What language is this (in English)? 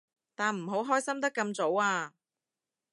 Cantonese